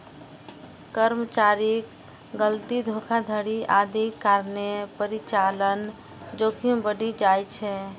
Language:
Maithili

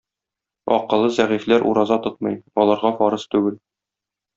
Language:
Tatar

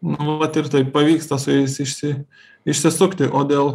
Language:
Lithuanian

